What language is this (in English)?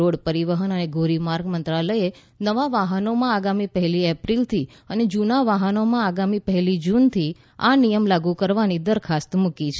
Gujarati